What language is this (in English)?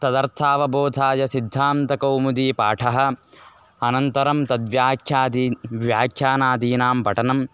Sanskrit